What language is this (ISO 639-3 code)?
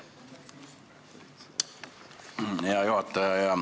est